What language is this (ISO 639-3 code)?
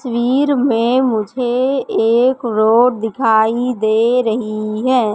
hin